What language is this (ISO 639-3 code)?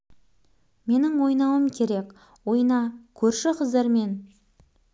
kaz